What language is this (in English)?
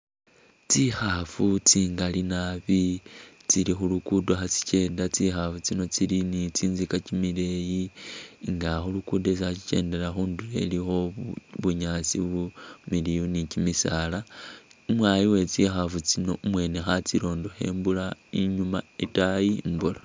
Masaaba